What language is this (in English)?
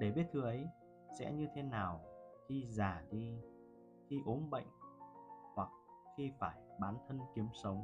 Vietnamese